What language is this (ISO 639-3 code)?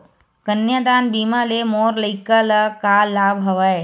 hne